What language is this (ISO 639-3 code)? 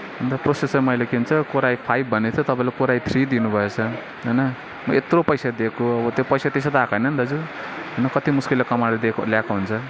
nep